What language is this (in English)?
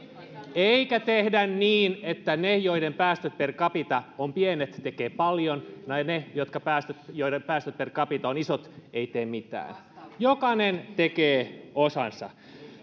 Finnish